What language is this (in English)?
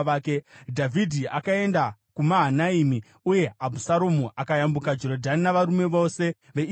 Shona